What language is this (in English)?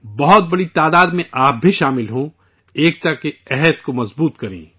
Urdu